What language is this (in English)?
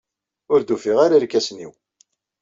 Kabyle